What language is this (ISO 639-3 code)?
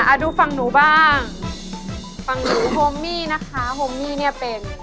tha